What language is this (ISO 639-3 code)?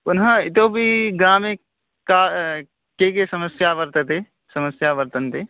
san